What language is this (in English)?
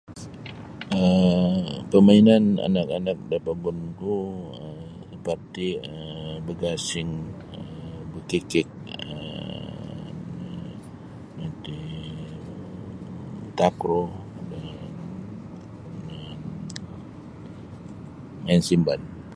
Sabah Bisaya